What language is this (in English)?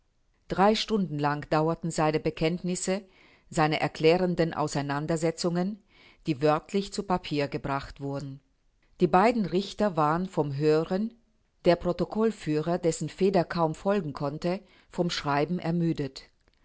German